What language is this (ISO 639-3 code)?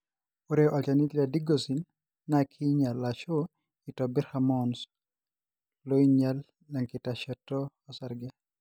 mas